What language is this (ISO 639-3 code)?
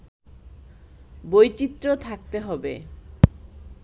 ben